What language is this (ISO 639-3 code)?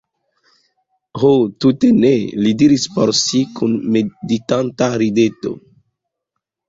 epo